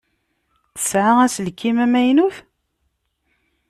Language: Kabyle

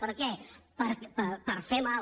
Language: Catalan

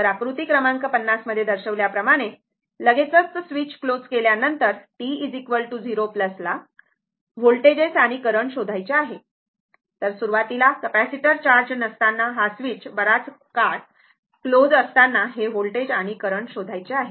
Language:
Marathi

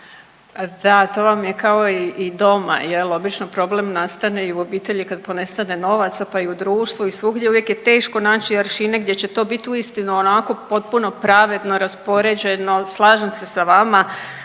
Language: Croatian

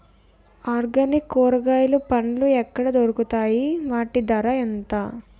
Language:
Telugu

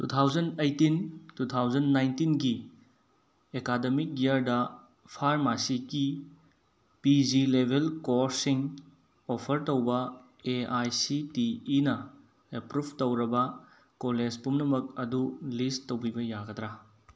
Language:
Manipuri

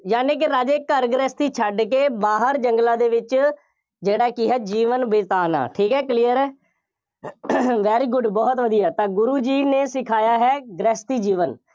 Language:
Punjabi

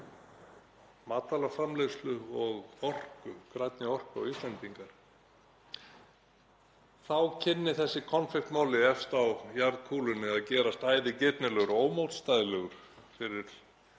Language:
Icelandic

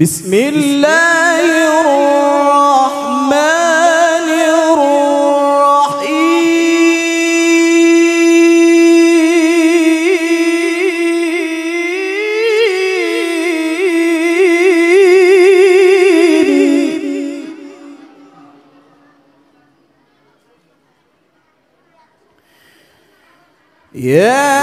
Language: Arabic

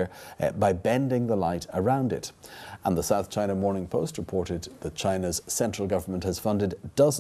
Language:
English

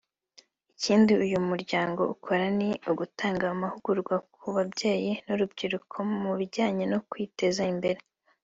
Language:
Kinyarwanda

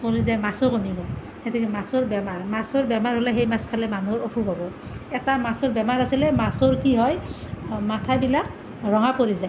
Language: Assamese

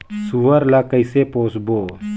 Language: Chhattisgarhi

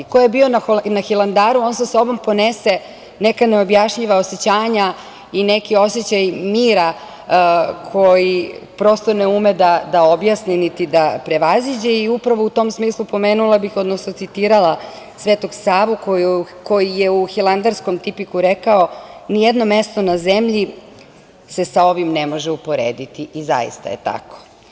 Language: Serbian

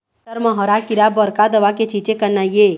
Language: Chhattisgarhi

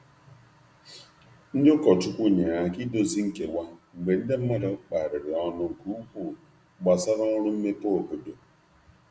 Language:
Igbo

